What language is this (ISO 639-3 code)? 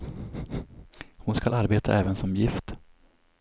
swe